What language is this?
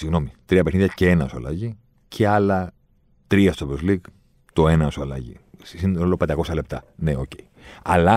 Greek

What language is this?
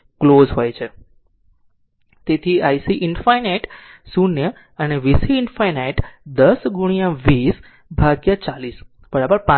Gujarati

